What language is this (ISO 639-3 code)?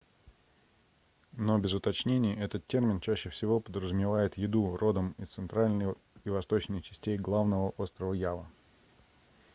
rus